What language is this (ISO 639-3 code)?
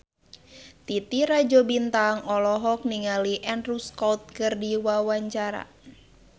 sun